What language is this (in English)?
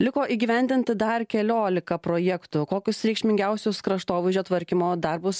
Lithuanian